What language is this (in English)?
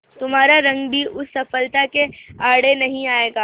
Hindi